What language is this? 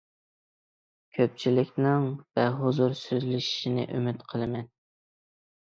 Uyghur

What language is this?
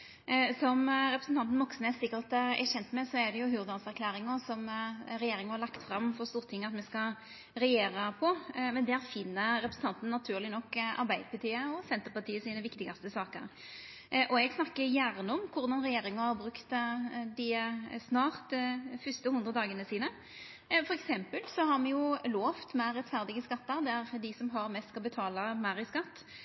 Norwegian Nynorsk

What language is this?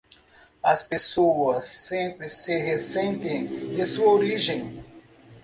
Portuguese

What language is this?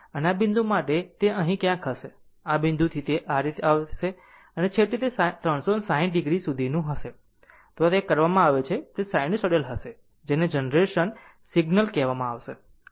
Gujarati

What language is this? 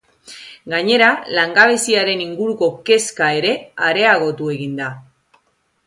Basque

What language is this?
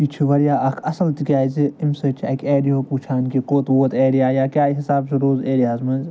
Kashmiri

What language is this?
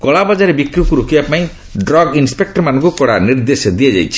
Odia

